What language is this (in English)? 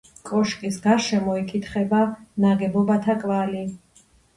Georgian